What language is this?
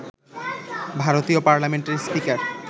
Bangla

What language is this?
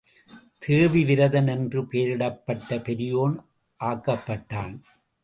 Tamil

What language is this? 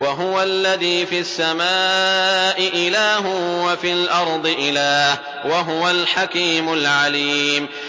Arabic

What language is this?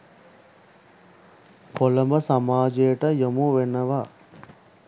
Sinhala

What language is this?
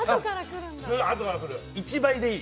Japanese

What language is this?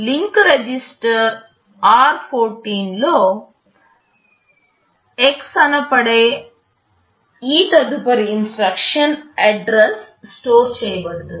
Telugu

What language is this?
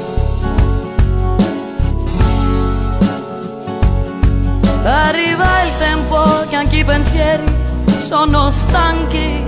Greek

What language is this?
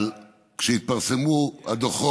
Hebrew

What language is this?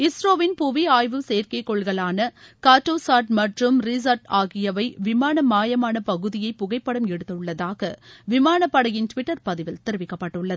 Tamil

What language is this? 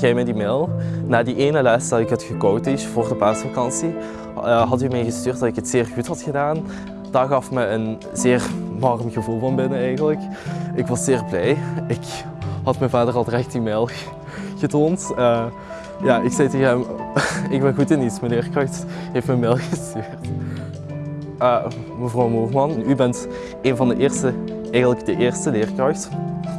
Dutch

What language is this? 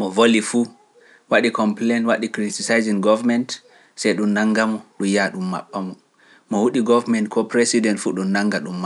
Pular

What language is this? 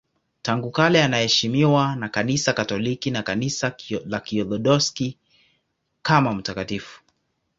Swahili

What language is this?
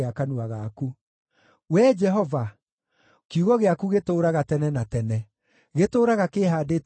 Kikuyu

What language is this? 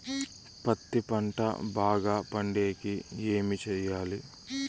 Telugu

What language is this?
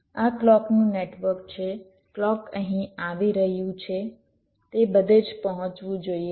Gujarati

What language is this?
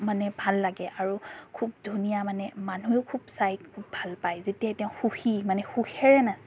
Assamese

